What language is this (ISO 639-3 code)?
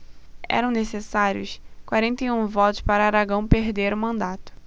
por